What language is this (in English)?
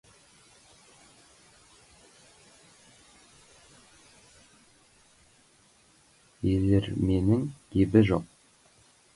Kazakh